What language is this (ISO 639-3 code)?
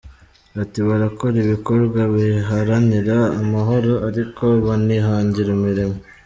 kin